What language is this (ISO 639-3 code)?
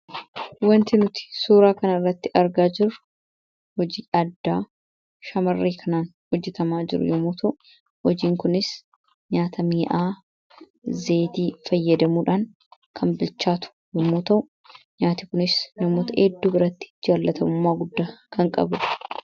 orm